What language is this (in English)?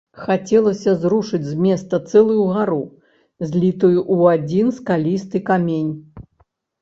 Belarusian